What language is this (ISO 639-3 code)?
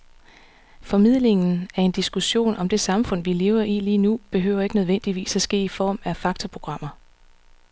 dan